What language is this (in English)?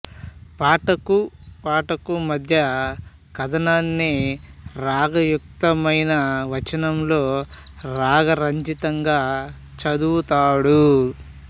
Telugu